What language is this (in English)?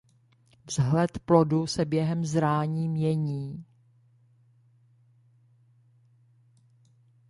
Czech